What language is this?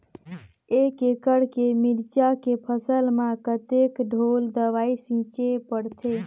Chhattisgarhi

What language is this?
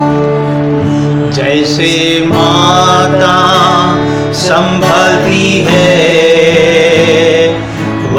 Hindi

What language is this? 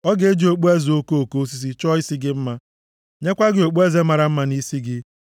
Igbo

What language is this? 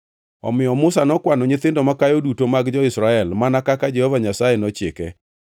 Luo (Kenya and Tanzania)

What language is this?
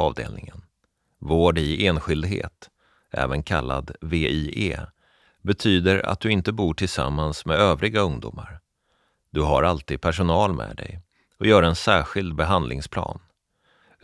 Swedish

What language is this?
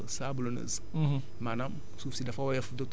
Wolof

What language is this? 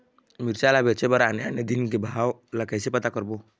Chhattisgarhi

